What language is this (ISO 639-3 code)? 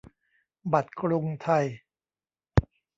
tha